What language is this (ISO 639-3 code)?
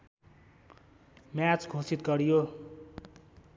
nep